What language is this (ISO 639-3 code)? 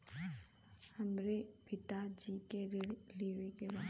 bho